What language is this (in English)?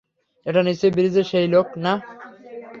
Bangla